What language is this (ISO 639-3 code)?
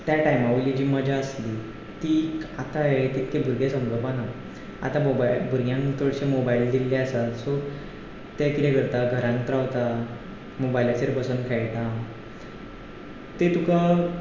kok